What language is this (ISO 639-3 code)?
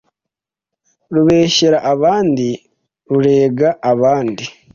kin